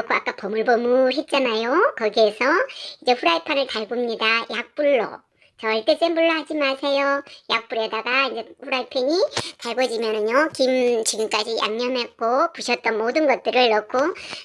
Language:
Korean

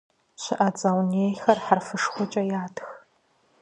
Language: Kabardian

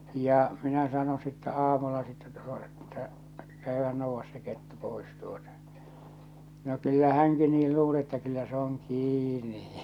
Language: Finnish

